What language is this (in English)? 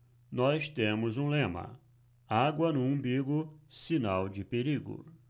Portuguese